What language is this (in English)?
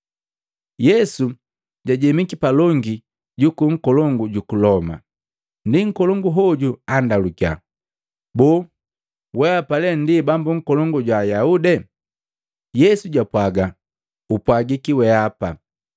Matengo